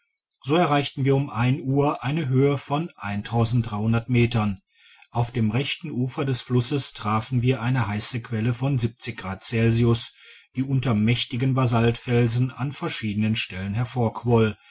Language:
German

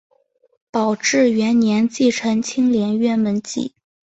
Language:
Chinese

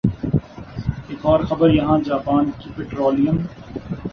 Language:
Urdu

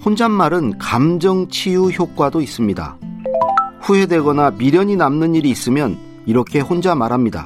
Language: Korean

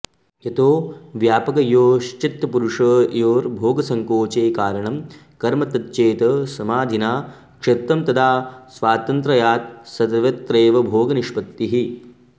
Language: Sanskrit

